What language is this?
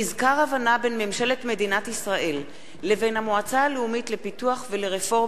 Hebrew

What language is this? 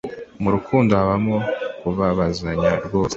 Kinyarwanda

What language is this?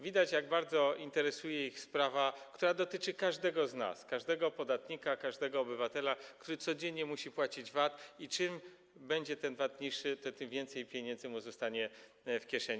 Polish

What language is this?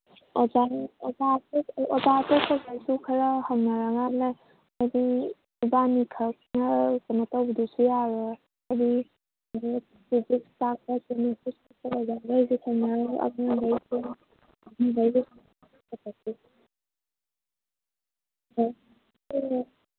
Manipuri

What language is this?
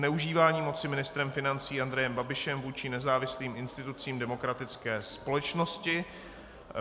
Czech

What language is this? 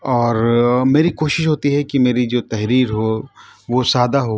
Urdu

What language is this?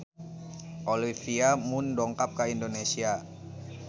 Sundanese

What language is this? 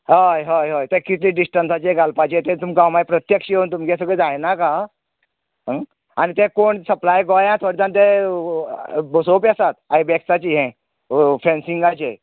Konkani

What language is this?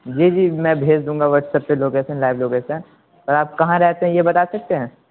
Urdu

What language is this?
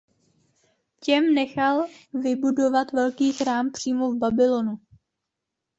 Czech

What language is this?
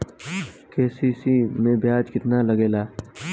Bhojpuri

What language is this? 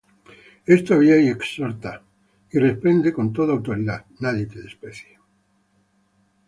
Spanish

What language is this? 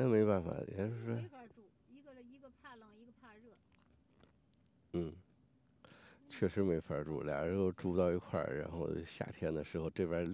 Chinese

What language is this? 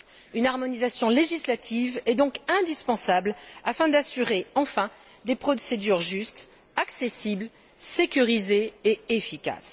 French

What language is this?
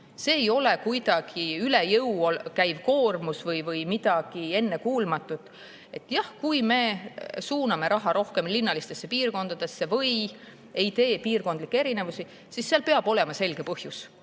Estonian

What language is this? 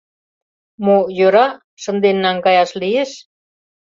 Mari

